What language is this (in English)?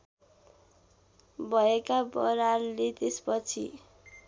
Nepali